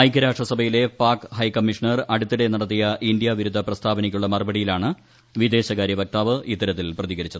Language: Malayalam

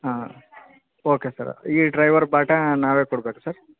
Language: Kannada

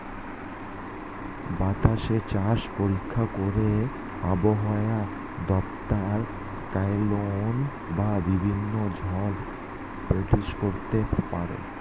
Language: Bangla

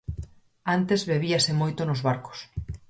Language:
Galician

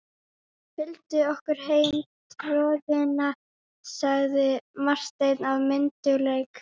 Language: Icelandic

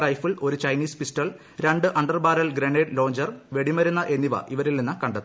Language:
Malayalam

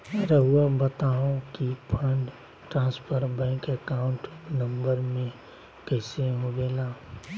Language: Magahi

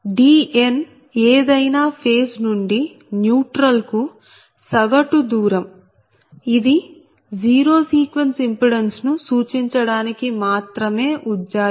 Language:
Telugu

